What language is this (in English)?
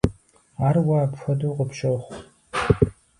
Kabardian